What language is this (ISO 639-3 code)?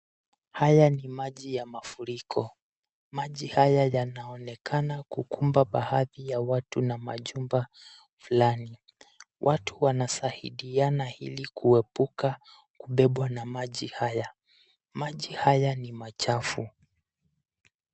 swa